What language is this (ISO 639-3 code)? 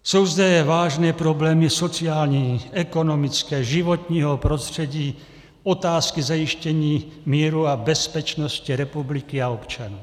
ces